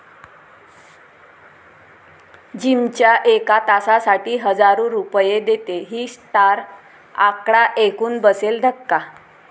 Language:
Marathi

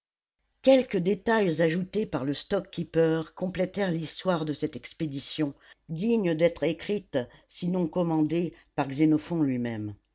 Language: French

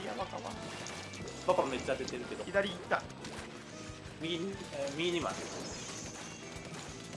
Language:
Japanese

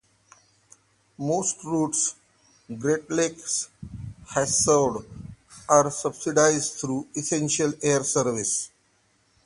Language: English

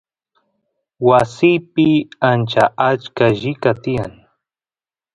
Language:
Santiago del Estero Quichua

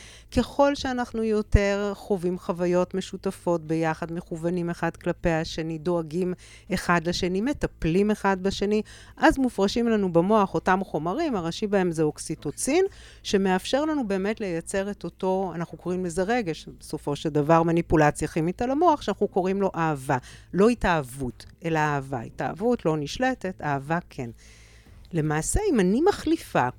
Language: Hebrew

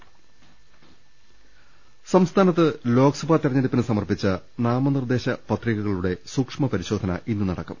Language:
Malayalam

